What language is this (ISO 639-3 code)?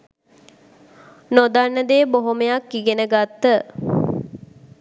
sin